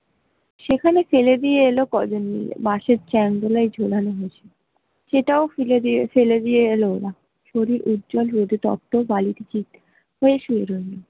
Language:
Bangla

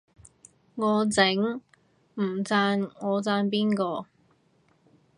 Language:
Cantonese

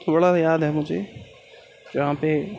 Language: Urdu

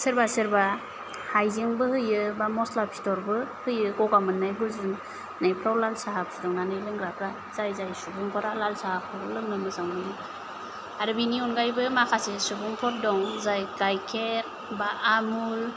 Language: Bodo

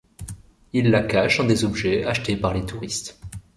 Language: French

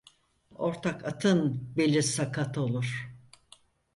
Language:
Turkish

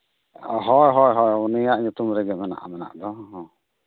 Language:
Santali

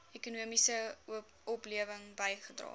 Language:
Afrikaans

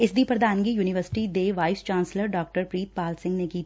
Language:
Punjabi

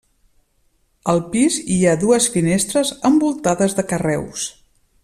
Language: Catalan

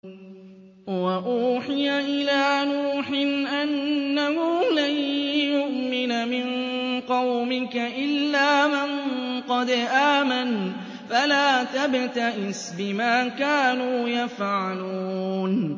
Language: Arabic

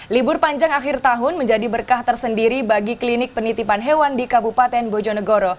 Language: Indonesian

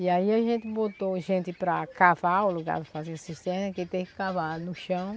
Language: Portuguese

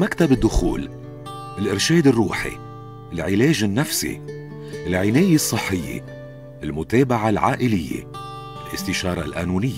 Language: Arabic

